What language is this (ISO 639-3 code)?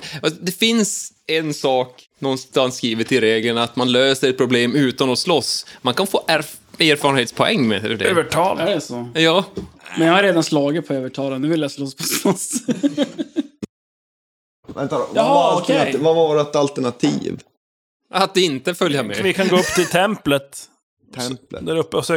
swe